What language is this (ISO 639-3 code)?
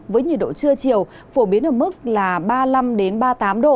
vie